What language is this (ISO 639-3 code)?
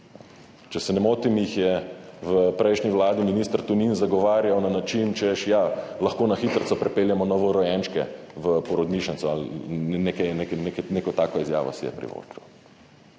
slv